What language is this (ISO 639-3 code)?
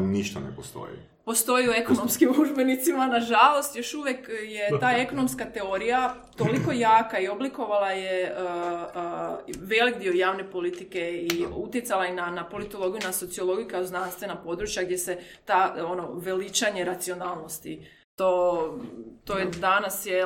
hrv